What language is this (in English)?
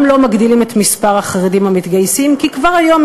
Hebrew